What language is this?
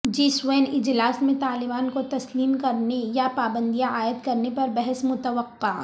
Urdu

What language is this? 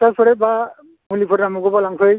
Bodo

